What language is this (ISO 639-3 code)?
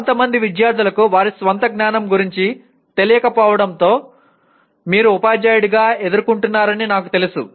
tel